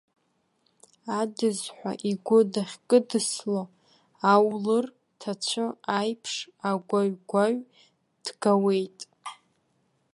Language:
Abkhazian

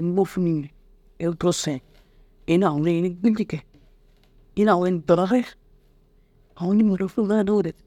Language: Dazaga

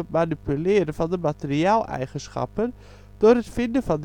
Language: Dutch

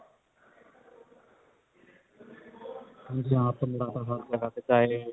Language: Punjabi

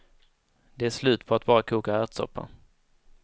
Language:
Swedish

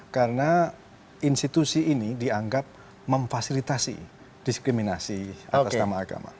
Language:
Indonesian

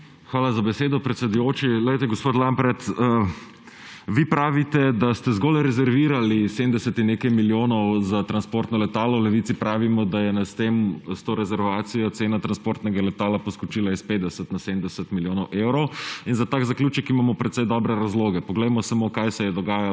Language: Slovenian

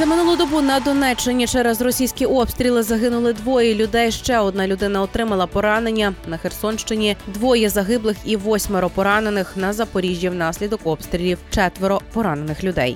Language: Ukrainian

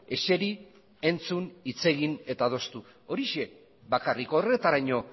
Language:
Basque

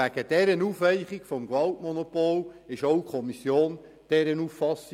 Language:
Swiss German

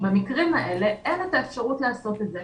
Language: Hebrew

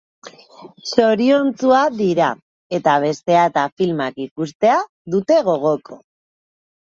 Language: Basque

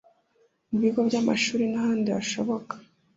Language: Kinyarwanda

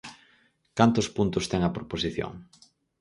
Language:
Galician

